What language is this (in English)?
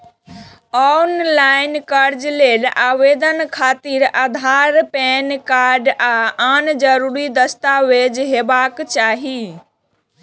Maithili